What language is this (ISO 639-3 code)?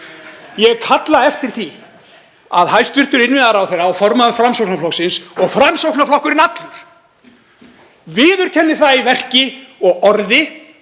isl